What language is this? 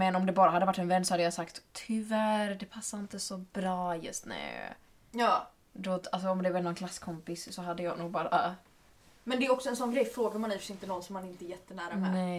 Swedish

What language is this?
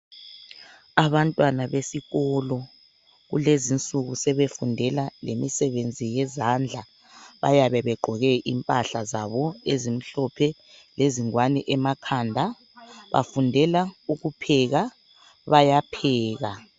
North Ndebele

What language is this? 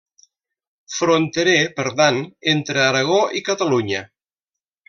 Catalan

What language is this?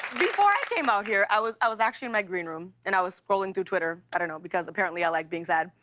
English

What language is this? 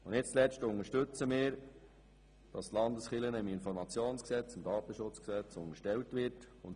Swiss German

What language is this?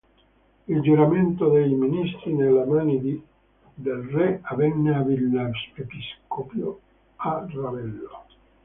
Italian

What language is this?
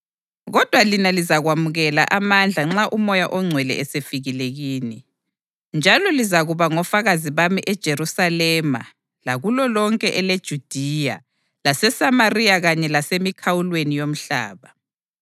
North Ndebele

